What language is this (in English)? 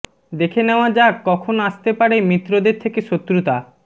Bangla